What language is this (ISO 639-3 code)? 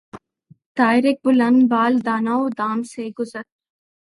urd